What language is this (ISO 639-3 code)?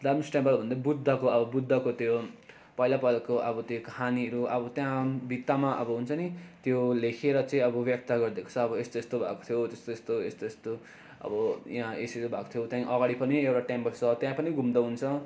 nep